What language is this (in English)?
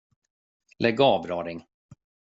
Swedish